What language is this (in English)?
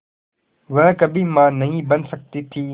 Hindi